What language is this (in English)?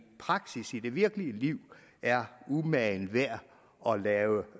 Danish